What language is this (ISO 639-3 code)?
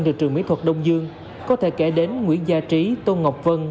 vie